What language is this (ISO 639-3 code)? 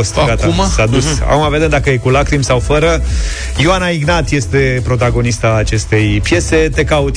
ron